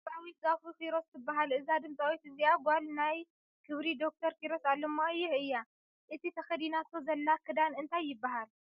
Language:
Tigrinya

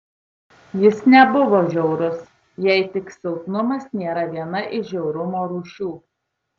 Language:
Lithuanian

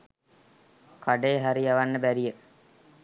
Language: Sinhala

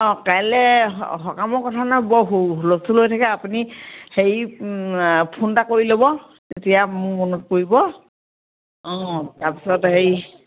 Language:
Assamese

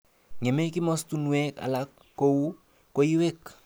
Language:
Kalenjin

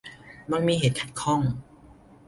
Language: Thai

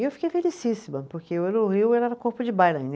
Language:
Portuguese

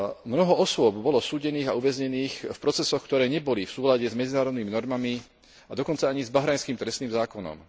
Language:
Slovak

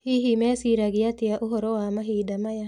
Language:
Kikuyu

